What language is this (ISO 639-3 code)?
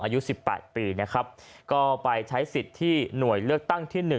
tha